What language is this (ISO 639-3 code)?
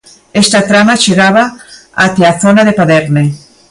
glg